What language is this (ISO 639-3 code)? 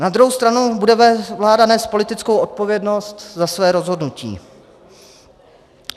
ces